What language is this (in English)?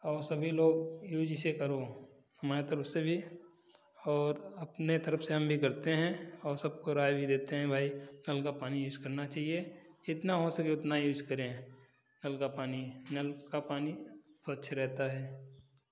Hindi